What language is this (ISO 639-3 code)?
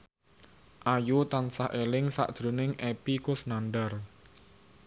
jav